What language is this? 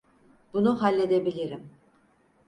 Turkish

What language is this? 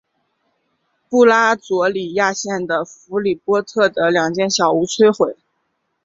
Chinese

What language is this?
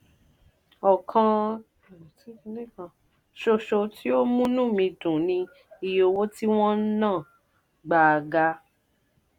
Yoruba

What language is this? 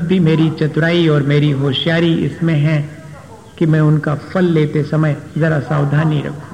Hindi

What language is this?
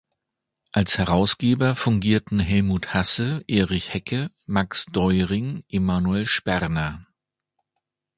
German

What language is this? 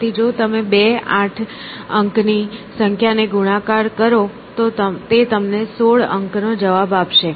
Gujarati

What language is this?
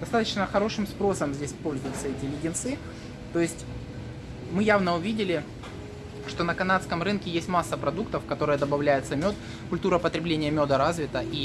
Russian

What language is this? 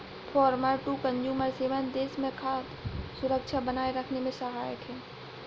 Hindi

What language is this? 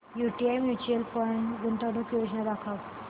Marathi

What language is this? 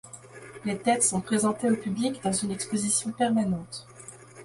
French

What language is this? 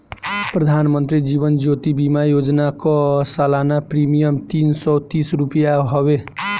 Bhojpuri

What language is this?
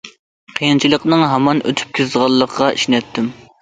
Uyghur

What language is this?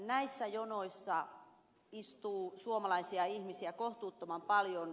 Finnish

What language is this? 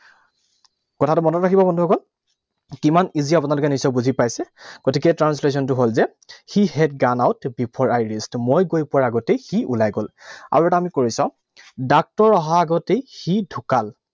Assamese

